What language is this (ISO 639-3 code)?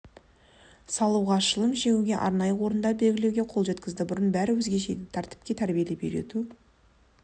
kaz